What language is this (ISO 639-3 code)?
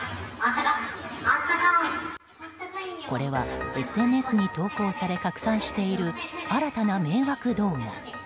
jpn